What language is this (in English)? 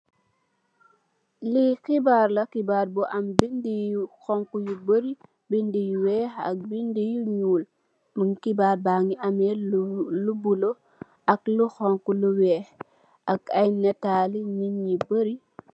Wolof